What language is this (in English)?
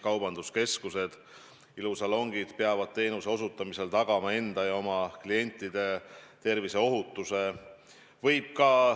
Estonian